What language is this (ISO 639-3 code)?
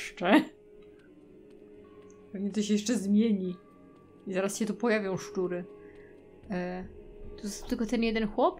pol